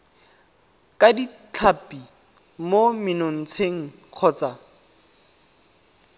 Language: Tswana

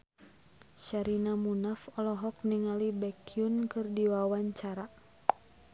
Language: Sundanese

